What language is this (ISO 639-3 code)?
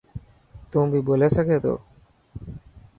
mki